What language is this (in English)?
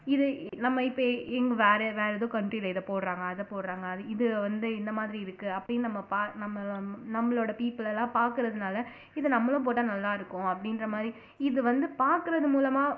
Tamil